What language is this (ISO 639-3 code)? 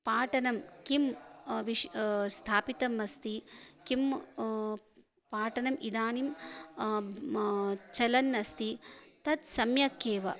san